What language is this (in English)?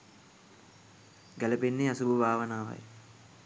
Sinhala